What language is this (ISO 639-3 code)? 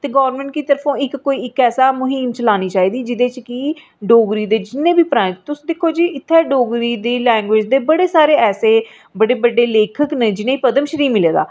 doi